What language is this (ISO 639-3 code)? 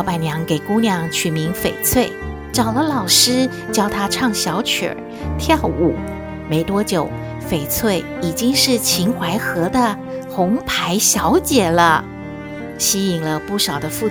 zho